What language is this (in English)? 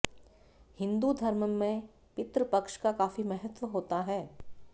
Hindi